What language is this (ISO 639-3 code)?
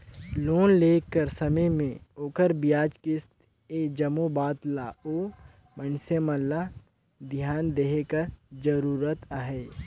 hne